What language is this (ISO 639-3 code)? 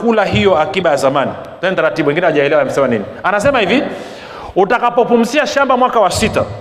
swa